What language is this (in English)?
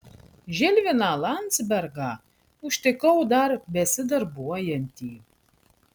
Lithuanian